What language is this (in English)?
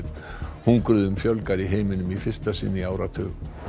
Icelandic